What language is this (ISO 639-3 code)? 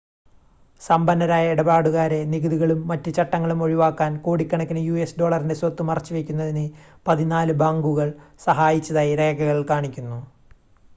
mal